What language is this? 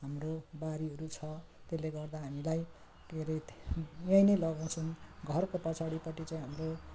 Nepali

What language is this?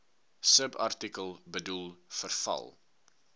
Afrikaans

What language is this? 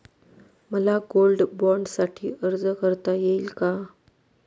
Marathi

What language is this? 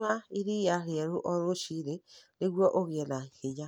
Kikuyu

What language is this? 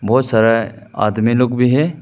Hindi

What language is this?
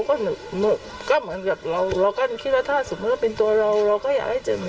Thai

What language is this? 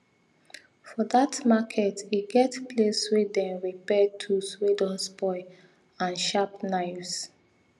Nigerian Pidgin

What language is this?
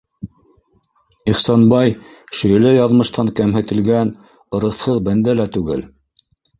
Bashkir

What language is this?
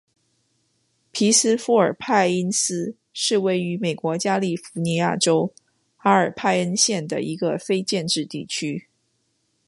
Chinese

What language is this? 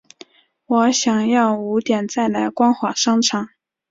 Chinese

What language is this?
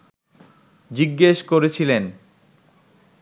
Bangla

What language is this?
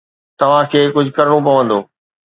Sindhi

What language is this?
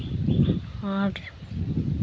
Santali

